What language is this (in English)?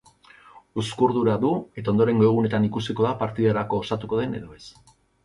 Basque